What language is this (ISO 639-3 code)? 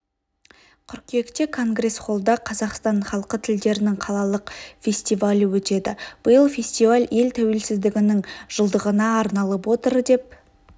kaz